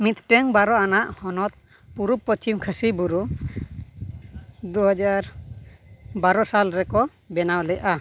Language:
Santali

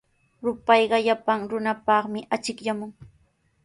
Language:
Sihuas Ancash Quechua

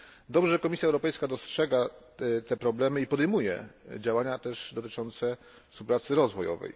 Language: Polish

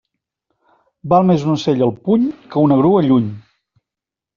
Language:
Catalan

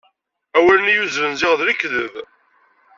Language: Kabyle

